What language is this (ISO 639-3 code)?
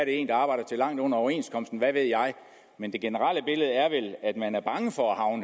dan